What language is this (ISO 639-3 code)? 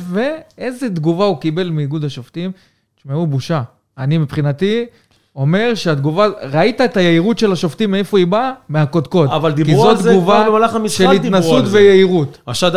heb